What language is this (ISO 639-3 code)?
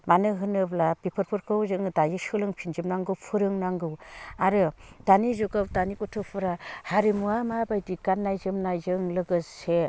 brx